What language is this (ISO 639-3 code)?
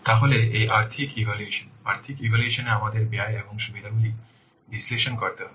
ben